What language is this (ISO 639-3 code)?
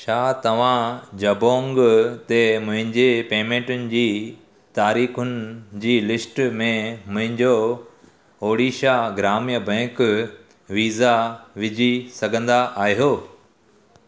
snd